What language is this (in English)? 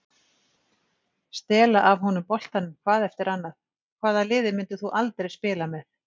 Icelandic